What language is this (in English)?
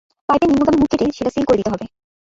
Bangla